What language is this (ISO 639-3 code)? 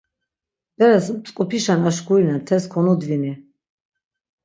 lzz